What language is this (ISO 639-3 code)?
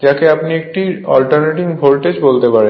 ben